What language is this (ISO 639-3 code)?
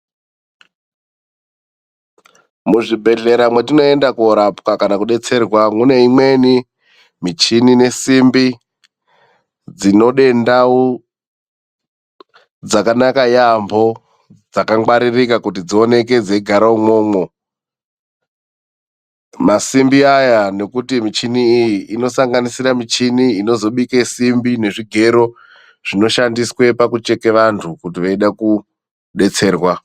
ndc